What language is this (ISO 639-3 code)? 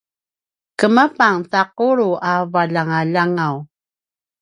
pwn